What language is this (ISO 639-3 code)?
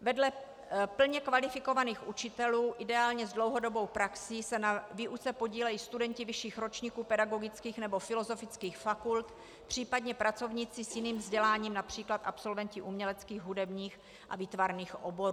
ces